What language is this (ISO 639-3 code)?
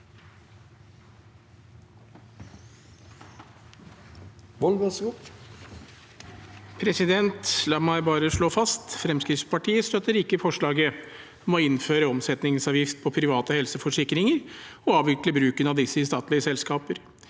nor